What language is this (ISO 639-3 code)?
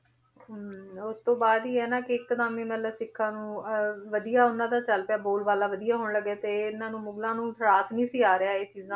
pan